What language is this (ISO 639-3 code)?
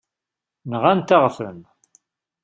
kab